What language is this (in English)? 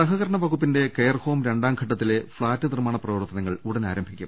Malayalam